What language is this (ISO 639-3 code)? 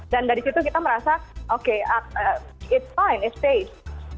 ind